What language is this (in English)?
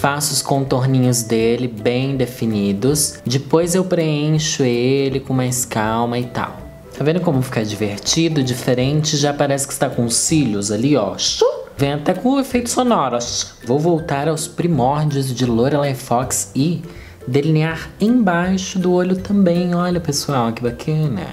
Portuguese